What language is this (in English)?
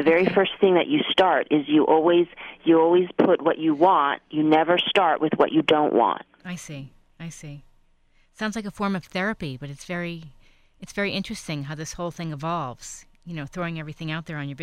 English